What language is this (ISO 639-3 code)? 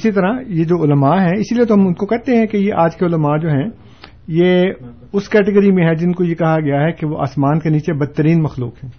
urd